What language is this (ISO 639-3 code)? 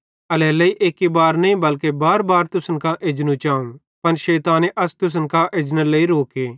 bhd